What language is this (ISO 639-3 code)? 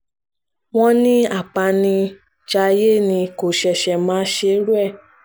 yor